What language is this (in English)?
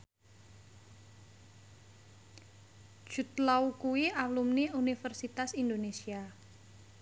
Javanese